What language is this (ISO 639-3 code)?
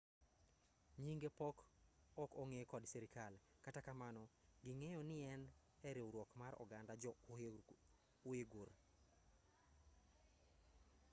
luo